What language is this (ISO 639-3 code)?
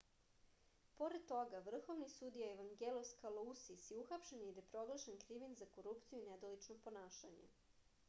srp